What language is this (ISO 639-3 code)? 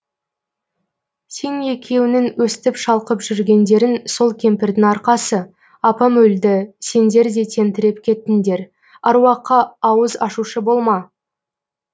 kaz